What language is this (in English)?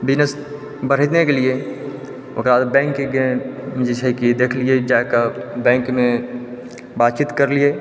Maithili